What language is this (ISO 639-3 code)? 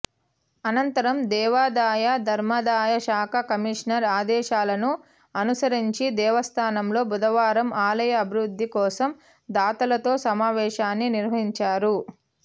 tel